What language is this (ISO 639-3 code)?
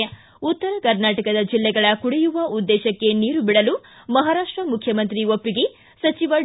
kan